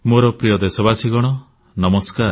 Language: Odia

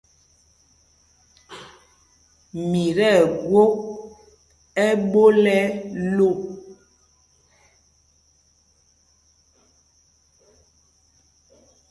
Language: Mpumpong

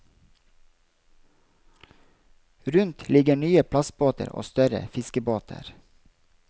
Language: Norwegian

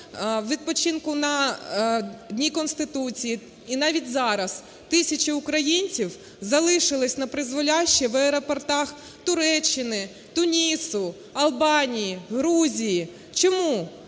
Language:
Ukrainian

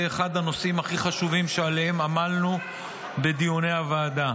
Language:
Hebrew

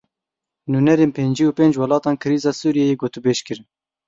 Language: Kurdish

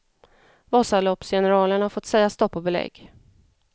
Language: Swedish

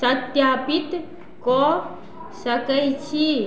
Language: Maithili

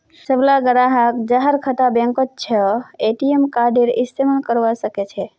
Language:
Magahi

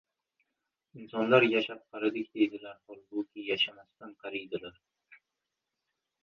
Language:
Uzbek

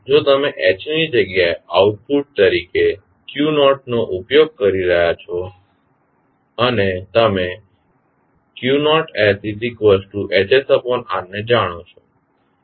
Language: Gujarati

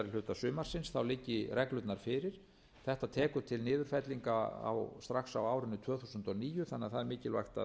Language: Icelandic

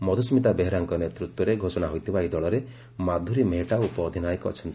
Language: Odia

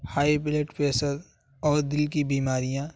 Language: Urdu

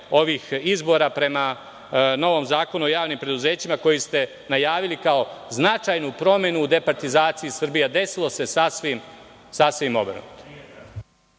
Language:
Serbian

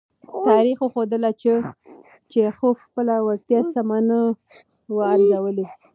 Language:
Pashto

